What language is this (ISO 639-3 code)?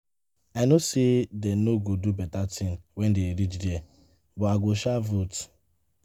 pcm